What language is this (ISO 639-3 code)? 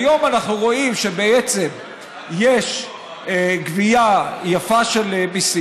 heb